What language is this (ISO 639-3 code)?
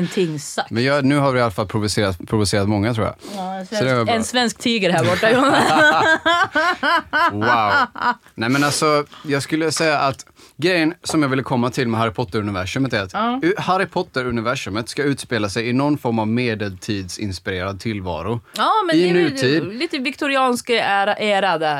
swe